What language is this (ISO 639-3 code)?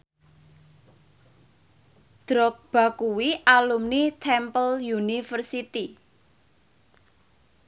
jav